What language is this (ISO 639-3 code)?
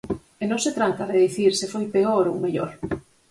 glg